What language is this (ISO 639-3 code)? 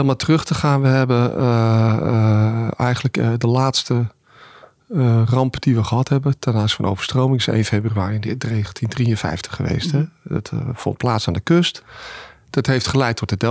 nld